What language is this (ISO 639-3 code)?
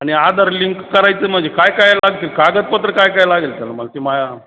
mar